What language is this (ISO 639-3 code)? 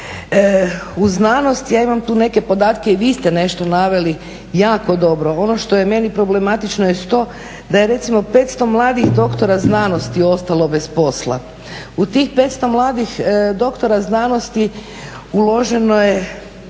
hrv